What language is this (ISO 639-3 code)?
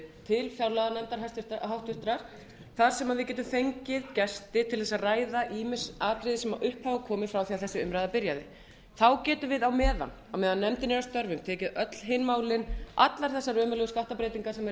isl